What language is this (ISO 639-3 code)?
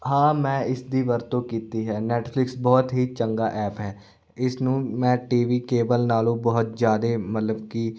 pan